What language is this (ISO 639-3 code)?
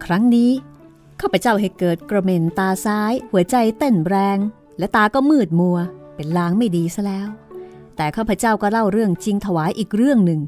tha